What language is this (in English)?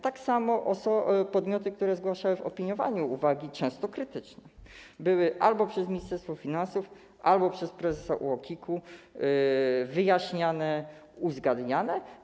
Polish